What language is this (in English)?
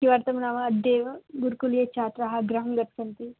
Sanskrit